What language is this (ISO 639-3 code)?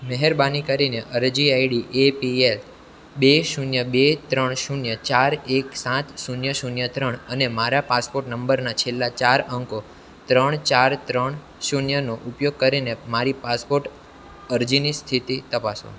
guj